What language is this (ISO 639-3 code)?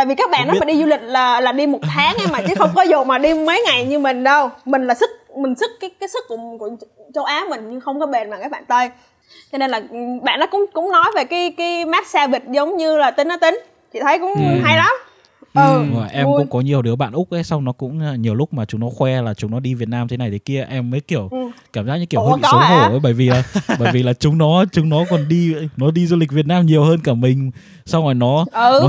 vie